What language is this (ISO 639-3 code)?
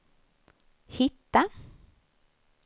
swe